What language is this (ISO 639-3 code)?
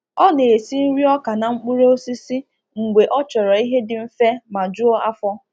ibo